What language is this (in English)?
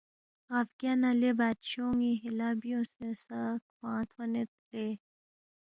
Balti